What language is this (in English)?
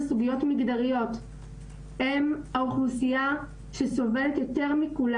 Hebrew